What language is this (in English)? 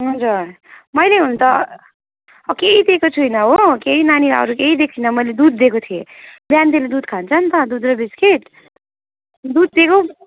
Nepali